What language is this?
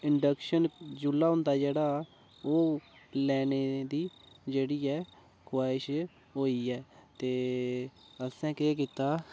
Dogri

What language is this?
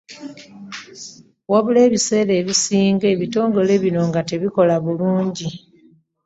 Ganda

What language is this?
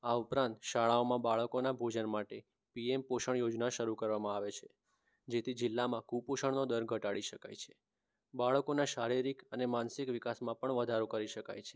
Gujarati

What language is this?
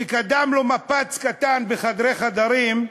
Hebrew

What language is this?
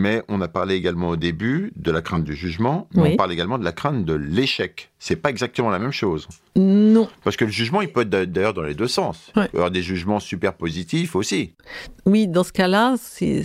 French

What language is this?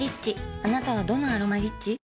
Japanese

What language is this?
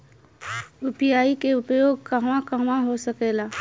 Bhojpuri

